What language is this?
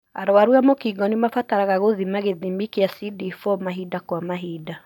Kikuyu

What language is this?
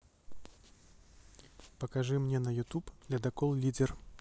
Russian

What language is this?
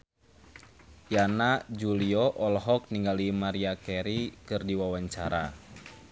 Sundanese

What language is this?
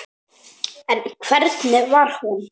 Icelandic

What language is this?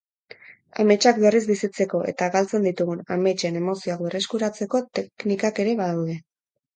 Basque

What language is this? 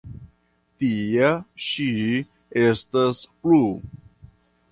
Esperanto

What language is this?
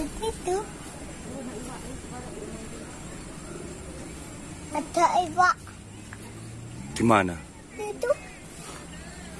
Indonesian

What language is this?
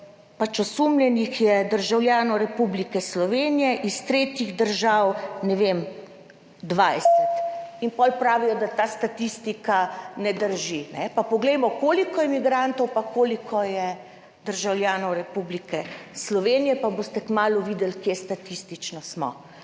Slovenian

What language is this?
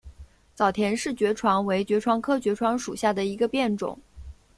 Chinese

